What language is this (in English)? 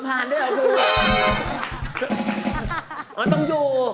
Thai